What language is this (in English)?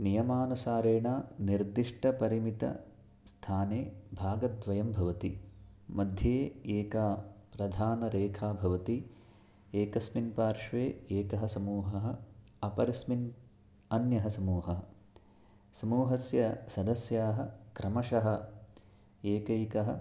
Sanskrit